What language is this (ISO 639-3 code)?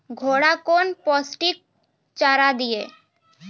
mai